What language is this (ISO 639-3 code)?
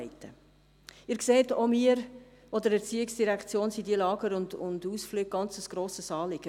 gsw